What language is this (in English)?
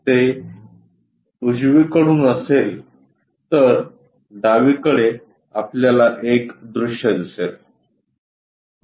Marathi